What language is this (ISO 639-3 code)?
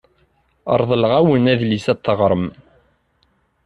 kab